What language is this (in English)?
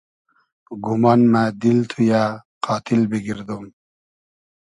Hazaragi